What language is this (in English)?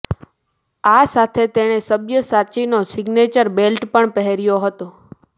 Gujarati